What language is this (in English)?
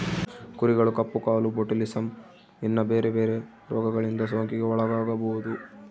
Kannada